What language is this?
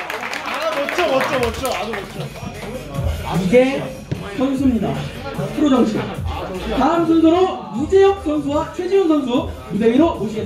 Korean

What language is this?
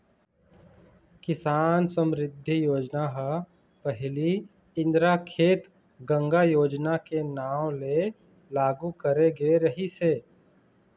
Chhattisgarhi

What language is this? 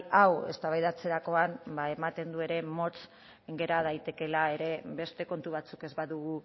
Basque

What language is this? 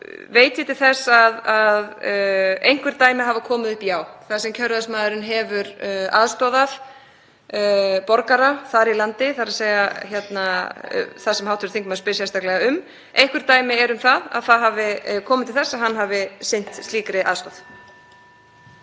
Icelandic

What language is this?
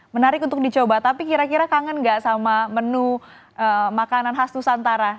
Indonesian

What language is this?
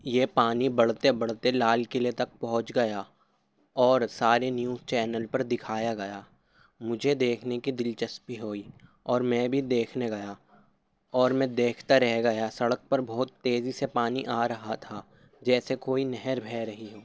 Urdu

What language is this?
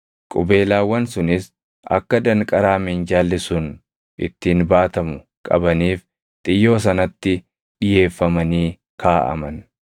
Oromo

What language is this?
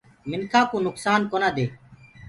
Gurgula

